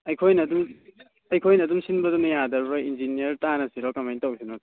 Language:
Manipuri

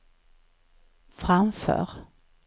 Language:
Swedish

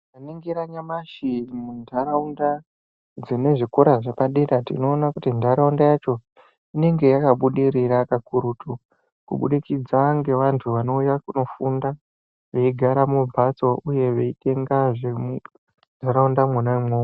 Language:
Ndau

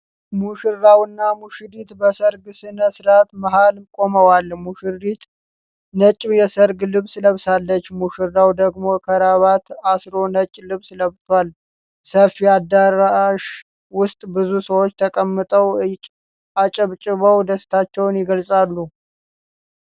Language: Amharic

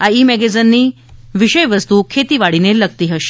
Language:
Gujarati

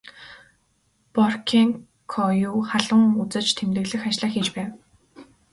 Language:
Mongolian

